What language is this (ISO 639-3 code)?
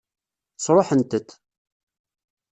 kab